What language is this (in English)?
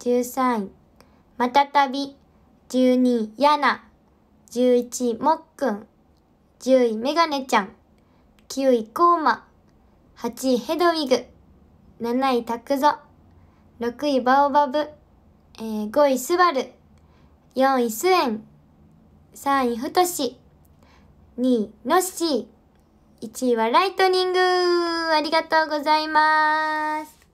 Japanese